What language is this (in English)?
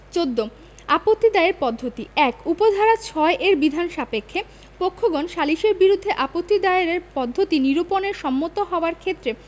Bangla